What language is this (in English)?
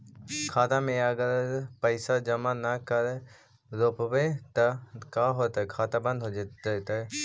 Magahi